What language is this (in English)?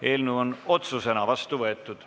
Estonian